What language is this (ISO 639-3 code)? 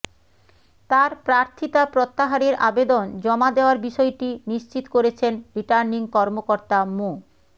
ben